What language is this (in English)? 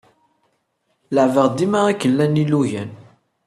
Kabyle